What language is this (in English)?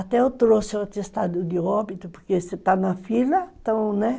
Portuguese